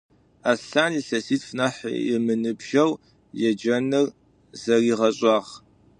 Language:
Adyghe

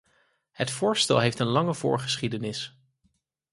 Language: Dutch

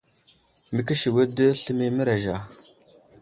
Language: Wuzlam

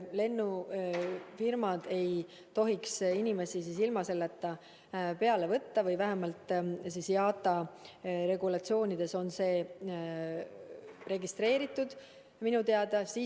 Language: Estonian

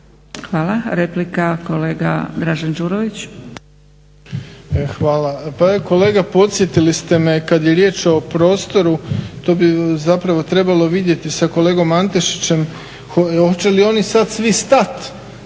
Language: Croatian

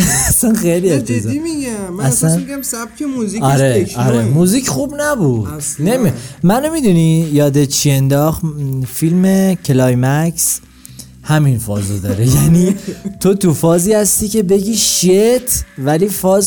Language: Persian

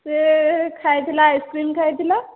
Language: Odia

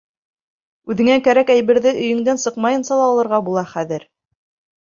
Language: Bashkir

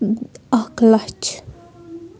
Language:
Kashmiri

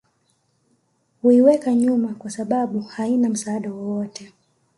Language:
Swahili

